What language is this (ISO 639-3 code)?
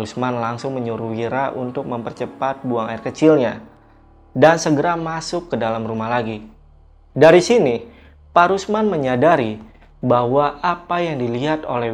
ind